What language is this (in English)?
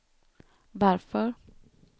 Swedish